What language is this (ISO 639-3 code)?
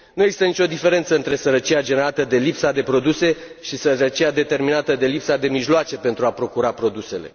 ron